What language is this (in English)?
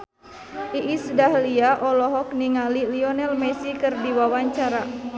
Sundanese